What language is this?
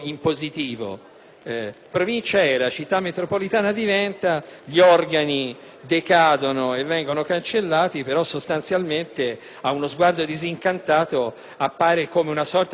Italian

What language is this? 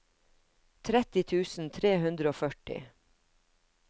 Norwegian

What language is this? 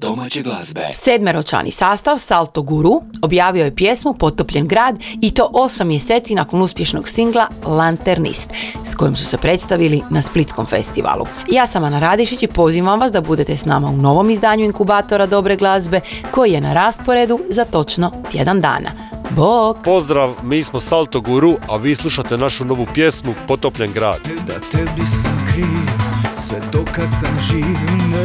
Croatian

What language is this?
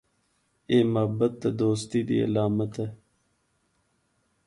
Northern Hindko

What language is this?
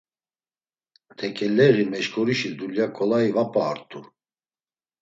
Laz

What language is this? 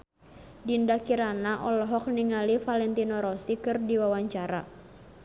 Sundanese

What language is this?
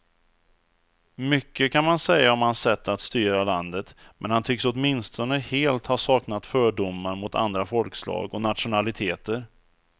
Swedish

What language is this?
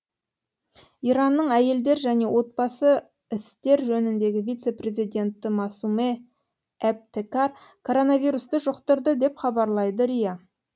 Kazakh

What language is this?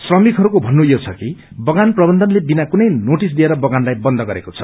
Nepali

